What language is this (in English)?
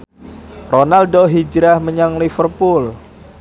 Javanese